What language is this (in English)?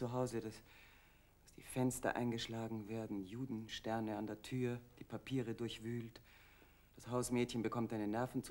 German